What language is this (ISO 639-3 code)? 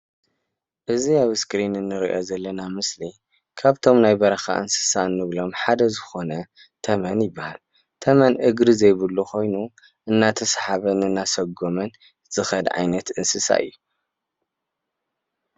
tir